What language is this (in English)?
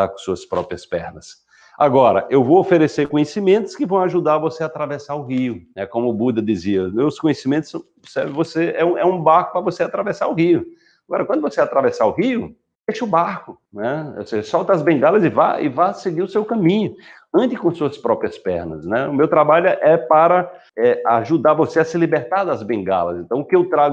Portuguese